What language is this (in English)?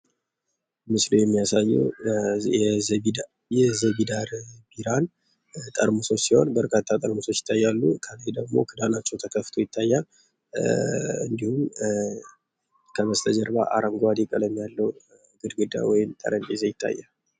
Amharic